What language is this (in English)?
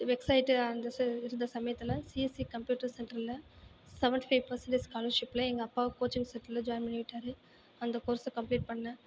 Tamil